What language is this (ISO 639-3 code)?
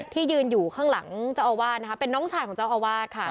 tha